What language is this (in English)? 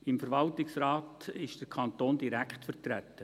Swiss German